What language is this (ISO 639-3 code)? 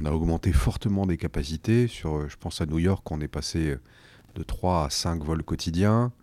fra